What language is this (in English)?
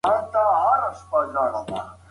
Pashto